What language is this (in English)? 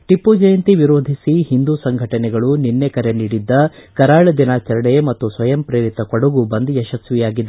Kannada